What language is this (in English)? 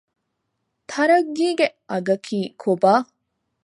Divehi